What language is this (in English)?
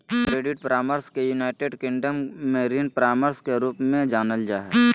Magahi